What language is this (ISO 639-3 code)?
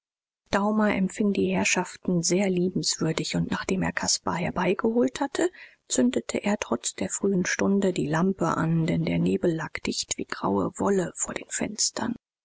deu